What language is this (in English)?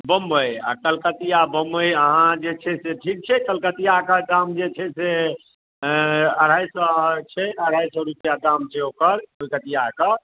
Maithili